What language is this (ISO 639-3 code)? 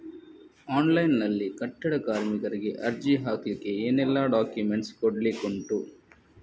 kan